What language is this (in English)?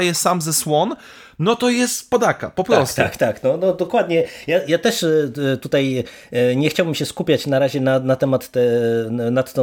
Polish